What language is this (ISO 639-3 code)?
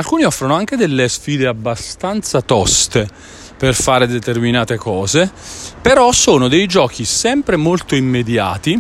ita